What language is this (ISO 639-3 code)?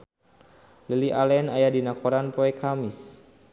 sun